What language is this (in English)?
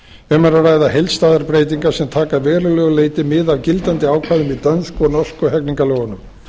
Icelandic